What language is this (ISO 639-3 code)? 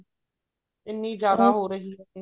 pan